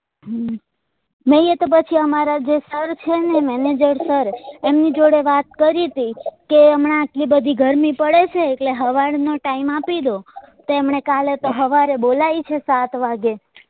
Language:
Gujarati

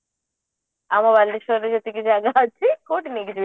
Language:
Odia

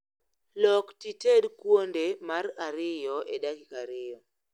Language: Luo (Kenya and Tanzania)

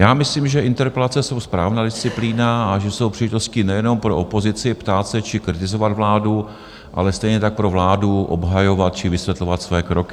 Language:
Czech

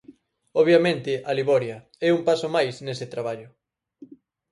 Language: Galician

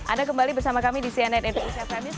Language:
Indonesian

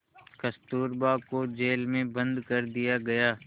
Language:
Hindi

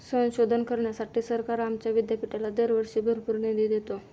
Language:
Marathi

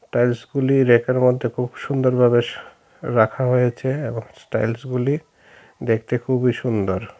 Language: Bangla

